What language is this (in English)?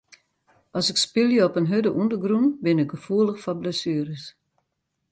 Western Frisian